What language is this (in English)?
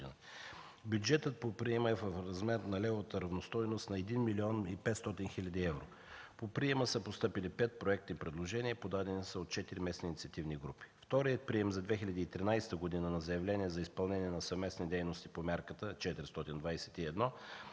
Bulgarian